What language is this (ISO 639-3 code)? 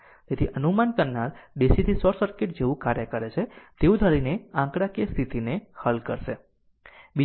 guj